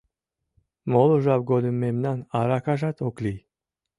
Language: Mari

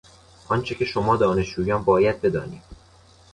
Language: Persian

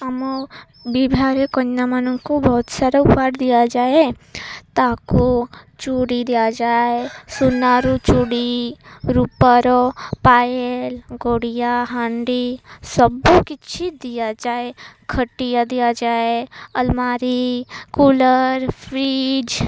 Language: Odia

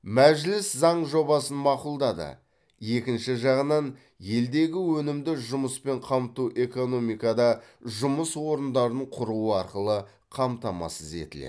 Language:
Kazakh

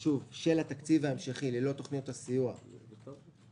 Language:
Hebrew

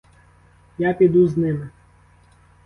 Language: Ukrainian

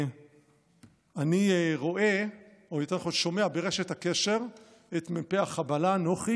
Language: Hebrew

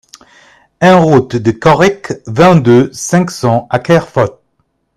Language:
French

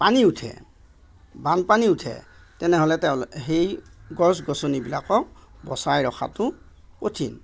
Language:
Assamese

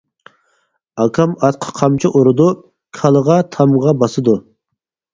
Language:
Uyghur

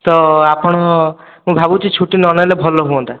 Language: Odia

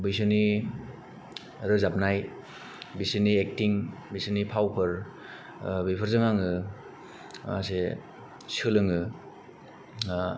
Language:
Bodo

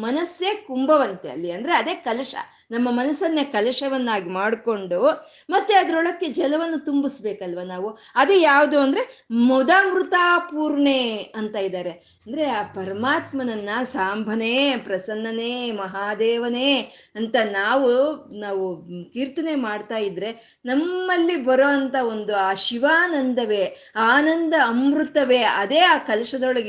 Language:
Kannada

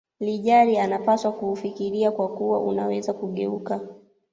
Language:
Swahili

